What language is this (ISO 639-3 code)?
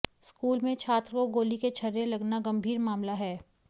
hin